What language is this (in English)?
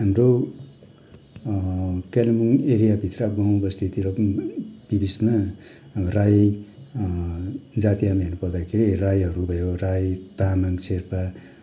Nepali